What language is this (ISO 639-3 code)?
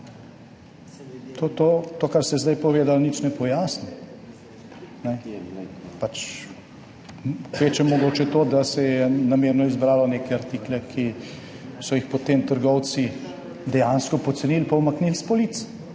slv